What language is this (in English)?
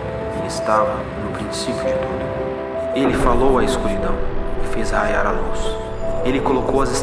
Portuguese